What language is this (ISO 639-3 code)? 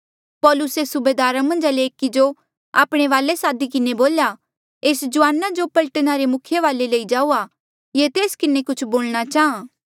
mjl